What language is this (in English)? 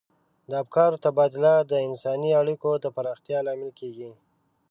Pashto